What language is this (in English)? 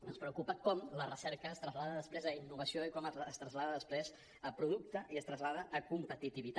Catalan